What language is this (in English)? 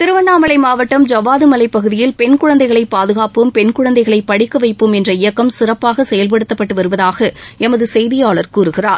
Tamil